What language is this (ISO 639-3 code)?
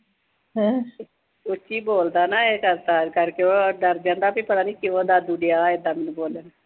pan